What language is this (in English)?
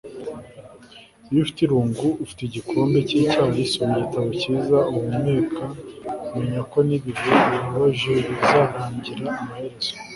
Kinyarwanda